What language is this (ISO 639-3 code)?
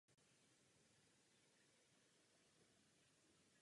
ces